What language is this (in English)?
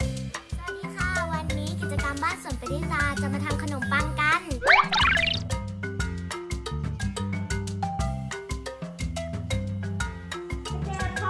Thai